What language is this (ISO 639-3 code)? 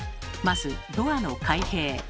jpn